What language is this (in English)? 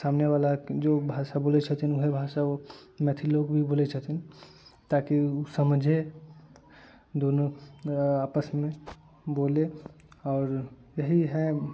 Maithili